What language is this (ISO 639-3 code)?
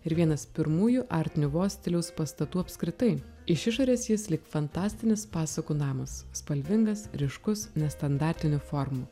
lit